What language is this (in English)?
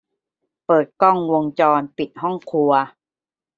Thai